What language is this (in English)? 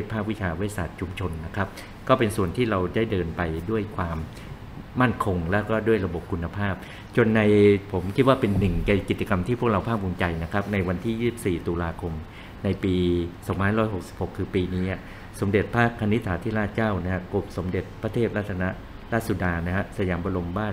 Thai